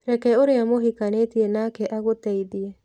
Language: Kikuyu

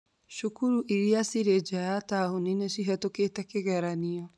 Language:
Kikuyu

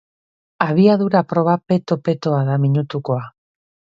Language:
Basque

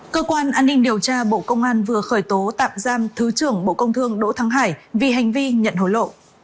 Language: Vietnamese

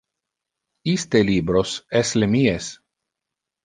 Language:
Interlingua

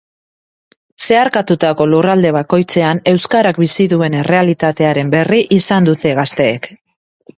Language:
Basque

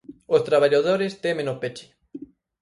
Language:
Galician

